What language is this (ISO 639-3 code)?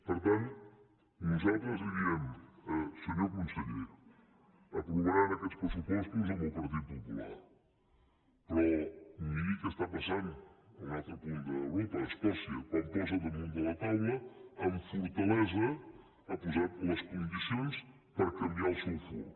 cat